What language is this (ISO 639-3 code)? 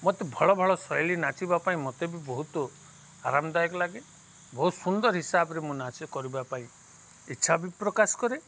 ori